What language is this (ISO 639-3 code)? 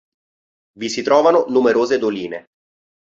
ita